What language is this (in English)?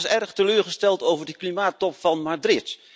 Dutch